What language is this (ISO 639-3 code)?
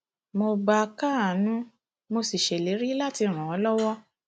yor